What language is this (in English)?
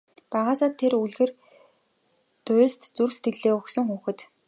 Mongolian